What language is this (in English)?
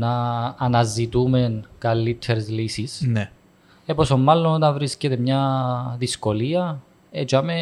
Greek